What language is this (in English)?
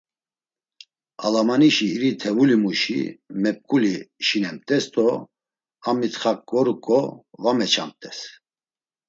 Laz